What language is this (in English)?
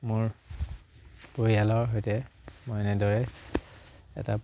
Assamese